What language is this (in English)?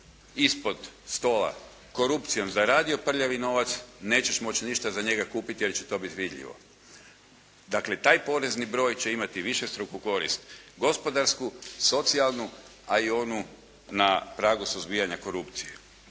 Croatian